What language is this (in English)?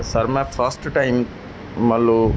Punjabi